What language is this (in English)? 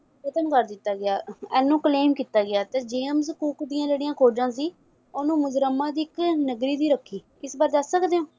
Punjabi